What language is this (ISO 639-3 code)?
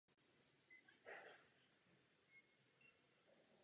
ces